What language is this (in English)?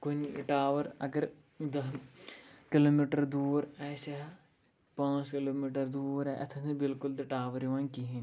Kashmiri